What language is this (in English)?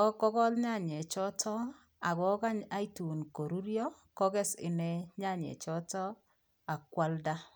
Kalenjin